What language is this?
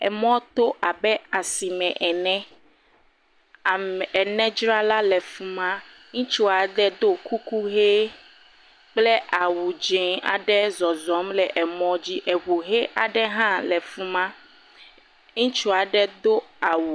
Ewe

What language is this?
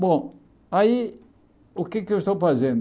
Portuguese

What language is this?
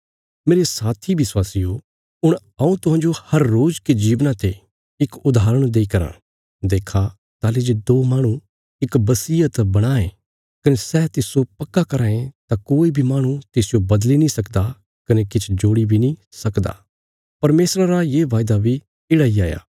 Bilaspuri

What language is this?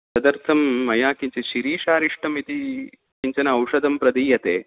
Sanskrit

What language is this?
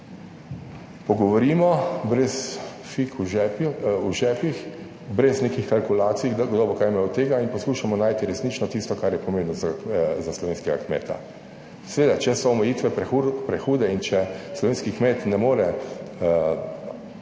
Slovenian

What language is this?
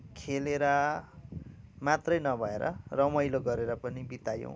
Nepali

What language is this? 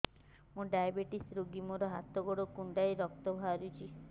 Odia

